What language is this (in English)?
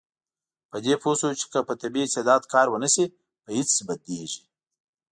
Pashto